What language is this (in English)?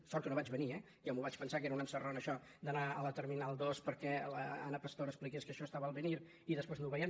Catalan